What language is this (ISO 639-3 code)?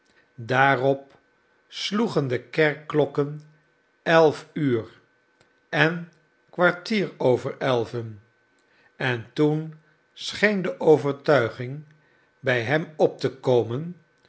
nld